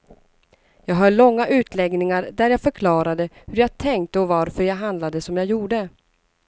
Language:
Swedish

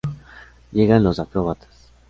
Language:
Spanish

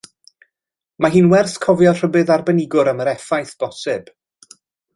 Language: Welsh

